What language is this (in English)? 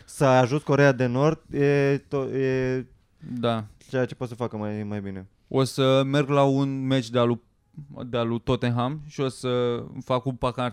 Romanian